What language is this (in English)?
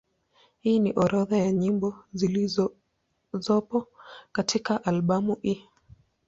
Swahili